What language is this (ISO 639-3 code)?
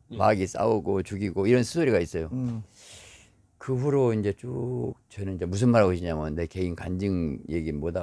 kor